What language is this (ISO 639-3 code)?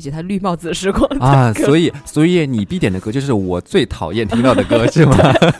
zho